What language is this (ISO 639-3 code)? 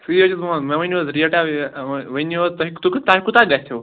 kas